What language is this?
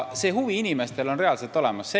Estonian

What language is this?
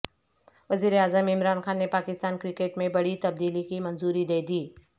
Urdu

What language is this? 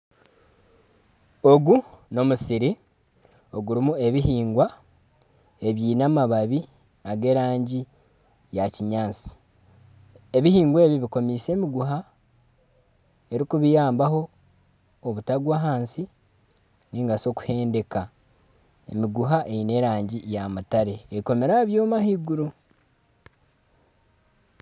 Nyankole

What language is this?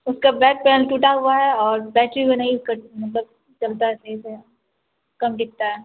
Urdu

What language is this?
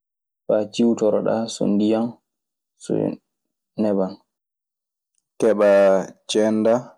Maasina Fulfulde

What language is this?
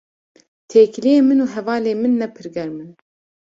Kurdish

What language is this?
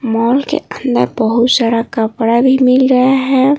Hindi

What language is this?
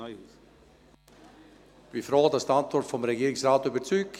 Swiss German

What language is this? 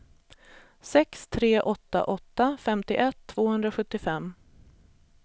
Swedish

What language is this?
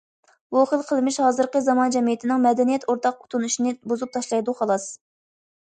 Uyghur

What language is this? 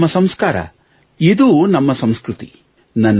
Kannada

